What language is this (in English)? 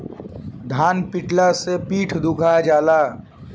Bhojpuri